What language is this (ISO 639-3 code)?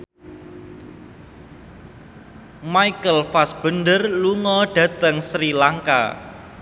jav